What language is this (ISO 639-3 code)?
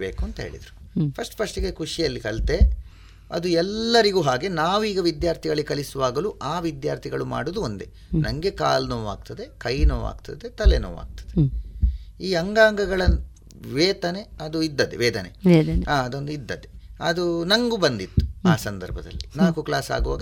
kan